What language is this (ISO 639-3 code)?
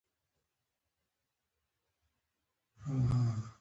pus